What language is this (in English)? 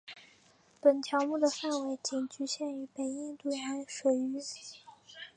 Chinese